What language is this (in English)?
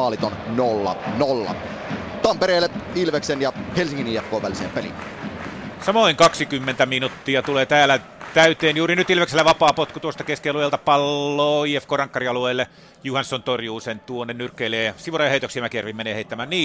Finnish